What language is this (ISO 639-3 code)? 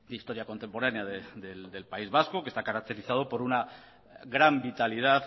spa